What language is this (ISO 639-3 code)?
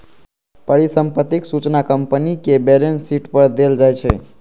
mai